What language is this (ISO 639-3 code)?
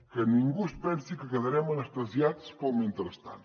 cat